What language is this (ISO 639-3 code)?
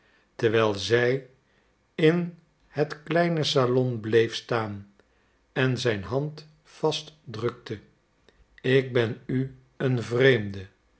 nld